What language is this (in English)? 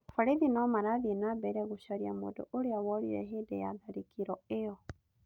Kikuyu